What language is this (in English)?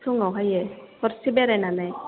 Bodo